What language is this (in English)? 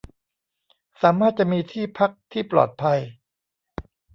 Thai